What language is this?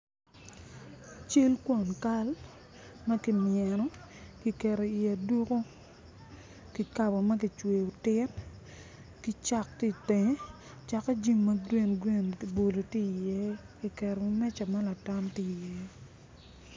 Acoli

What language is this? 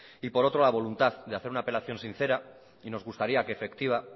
Spanish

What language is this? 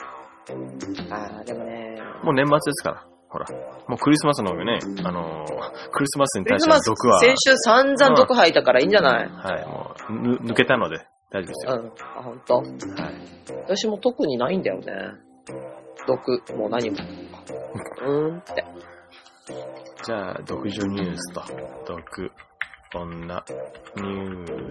Japanese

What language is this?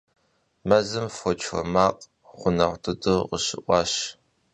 Kabardian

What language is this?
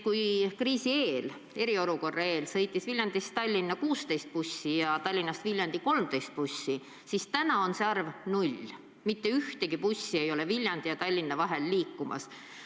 Estonian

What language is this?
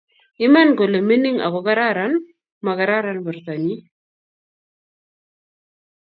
Kalenjin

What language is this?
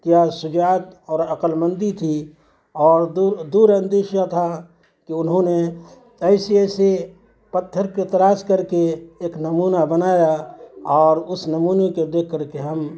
Urdu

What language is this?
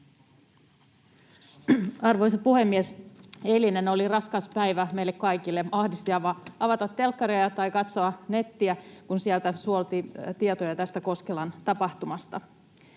Finnish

